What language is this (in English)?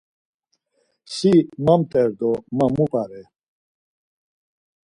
Laz